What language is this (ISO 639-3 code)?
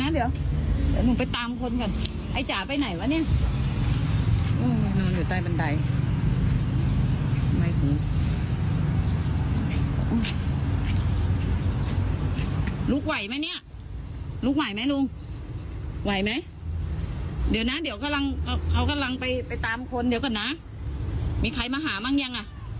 tha